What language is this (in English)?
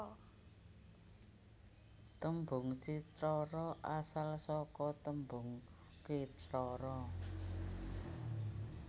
Javanese